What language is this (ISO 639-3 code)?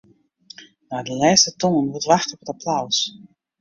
fry